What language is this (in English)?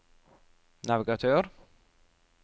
Norwegian